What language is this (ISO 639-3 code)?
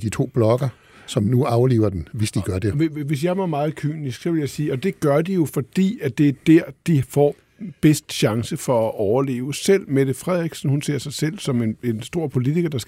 dan